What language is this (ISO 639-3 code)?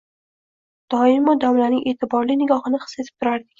uzb